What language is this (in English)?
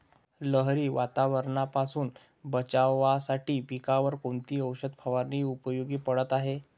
Marathi